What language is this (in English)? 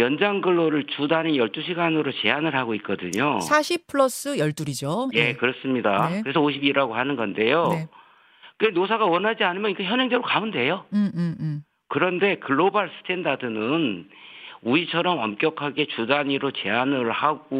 Korean